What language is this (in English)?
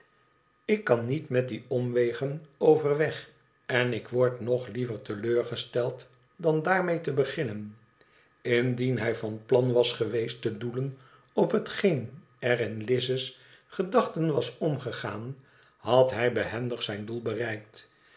Dutch